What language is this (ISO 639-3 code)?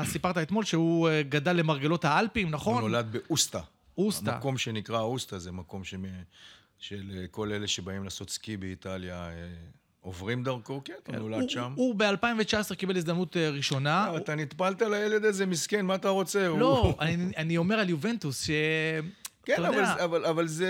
heb